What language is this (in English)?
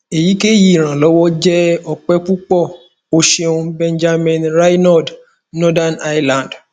Yoruba